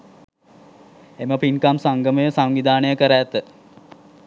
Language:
Sinhala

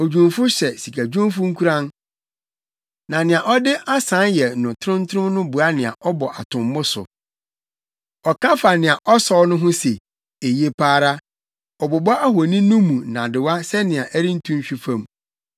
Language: Akan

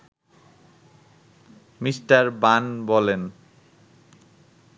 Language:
Bangla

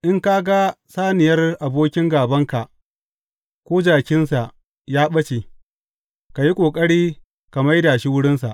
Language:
Hausa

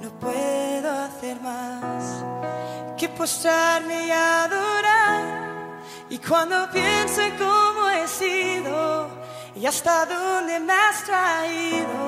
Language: Spanish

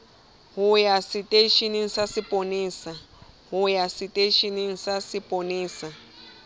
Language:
Southern Sotho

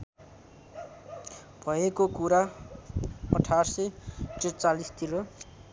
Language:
Nepali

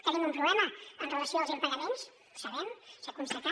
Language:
Catalan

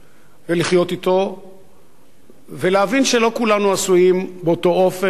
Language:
Hebrew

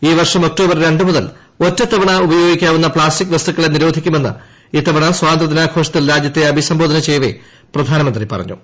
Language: Malayalam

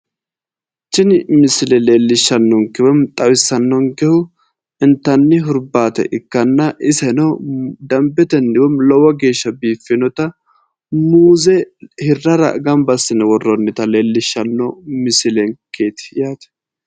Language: Sidamo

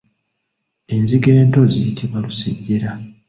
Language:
Ganda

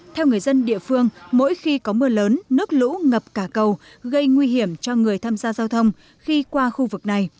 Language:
Vietnamese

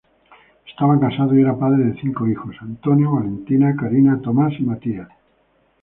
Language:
Spanish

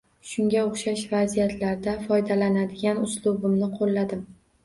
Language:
Uzbek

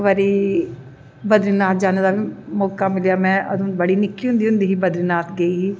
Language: Dogri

